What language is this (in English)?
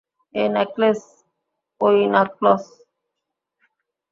Bangla